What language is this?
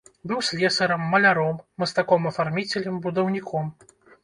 Belarusian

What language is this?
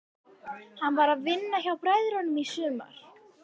Icelandic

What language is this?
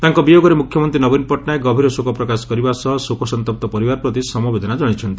Odia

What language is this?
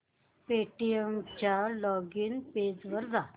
Marathi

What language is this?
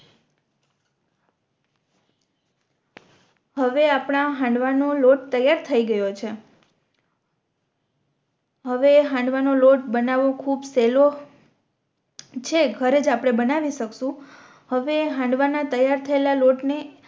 Gujarati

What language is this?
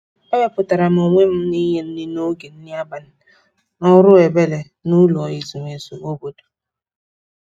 Igbo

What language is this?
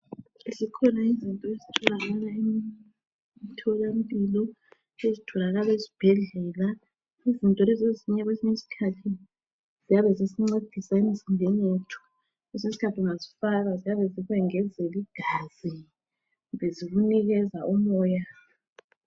North Ndebele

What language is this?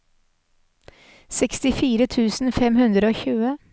Norwegian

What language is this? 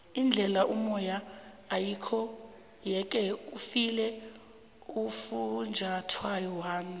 South Ndebele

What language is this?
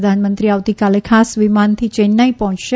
Gujarati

